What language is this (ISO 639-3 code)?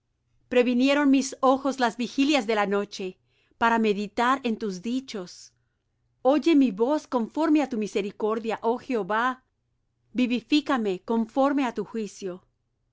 spa